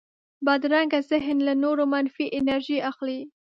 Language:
Pashto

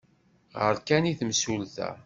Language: Kabyle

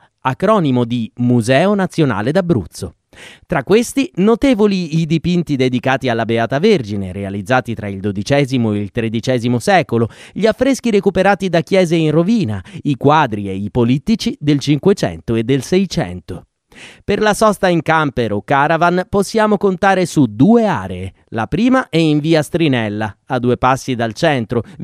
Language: Italian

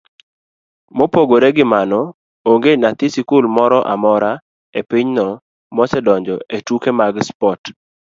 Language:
Luo (Kenya and Tanzania)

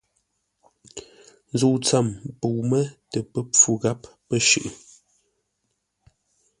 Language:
Ngombale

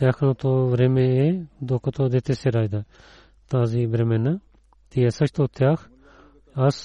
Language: Bulgarian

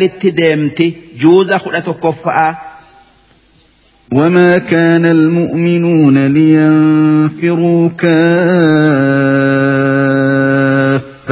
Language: Arabic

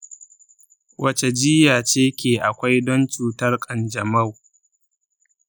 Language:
Hausa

